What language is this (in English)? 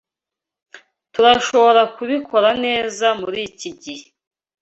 Kinyarwanda